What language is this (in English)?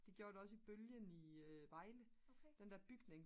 Danish